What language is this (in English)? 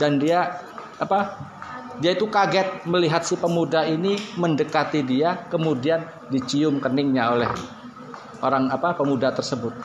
Indonesian